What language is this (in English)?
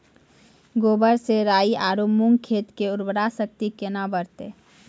Maithili